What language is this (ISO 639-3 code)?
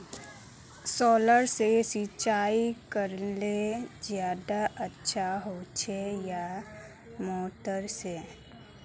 mag